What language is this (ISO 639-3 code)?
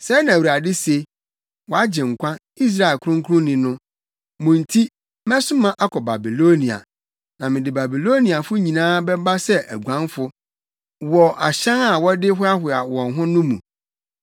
aka